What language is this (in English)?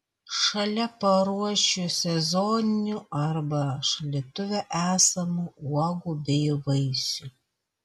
Lithuanian